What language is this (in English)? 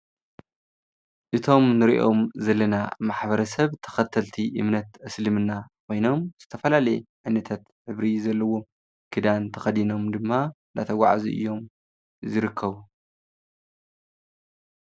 Tigrinya